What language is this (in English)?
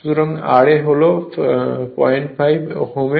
Bangla